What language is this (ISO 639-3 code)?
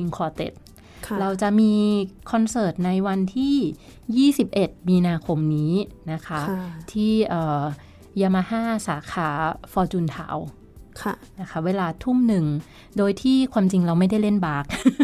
tha